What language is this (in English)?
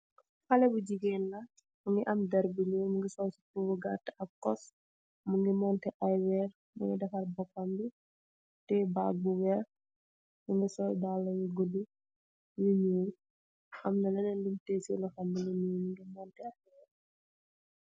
Wolof